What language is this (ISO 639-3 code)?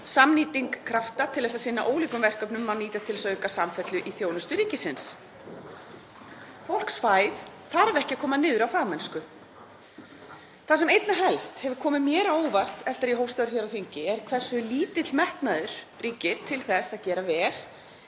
isl